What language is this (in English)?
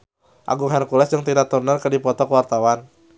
Sundanese